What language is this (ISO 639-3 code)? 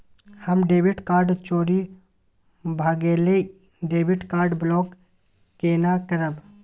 mai